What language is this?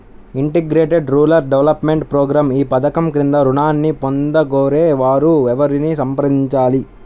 Telugu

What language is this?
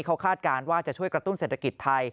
Thai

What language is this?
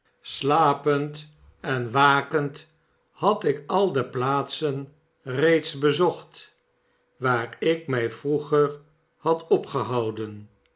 Dutch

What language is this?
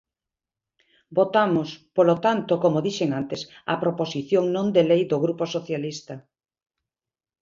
Galician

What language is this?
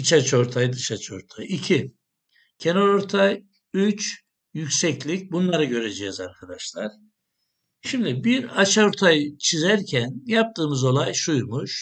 Turkish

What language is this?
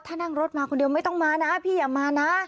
Thai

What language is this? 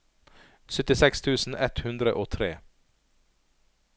Norwegian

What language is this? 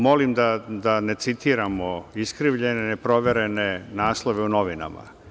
Serbian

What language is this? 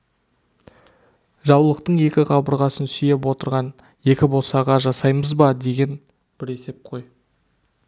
Kazakh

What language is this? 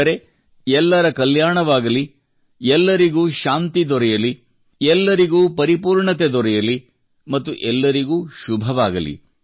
Kannada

